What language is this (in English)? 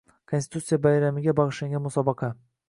Uzbek